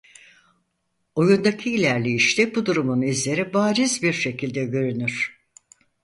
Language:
Turkish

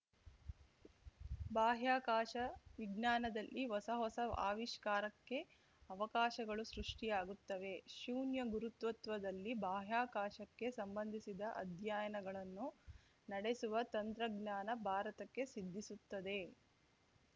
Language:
Kannada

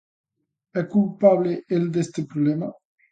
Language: Galician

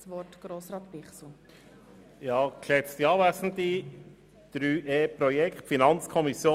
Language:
Swiss German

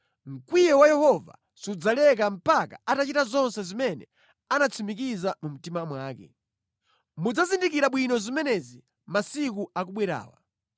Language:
Nyanja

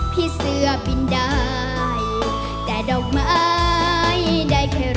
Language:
Thai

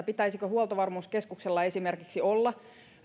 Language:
Finnish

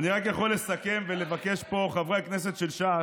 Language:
Hebrew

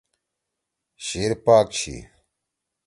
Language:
Torwali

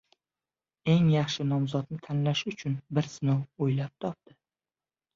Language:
Uzbek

